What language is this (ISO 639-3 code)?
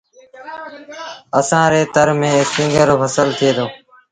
sbn